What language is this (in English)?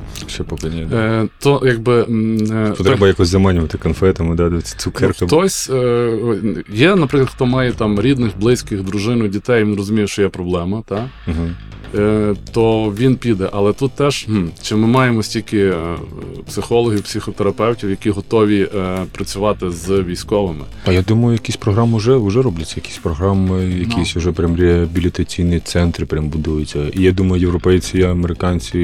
Ukrainian